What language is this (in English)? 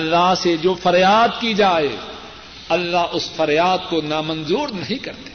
Urdu